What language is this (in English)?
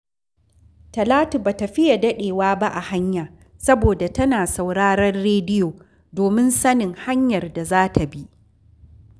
Hausa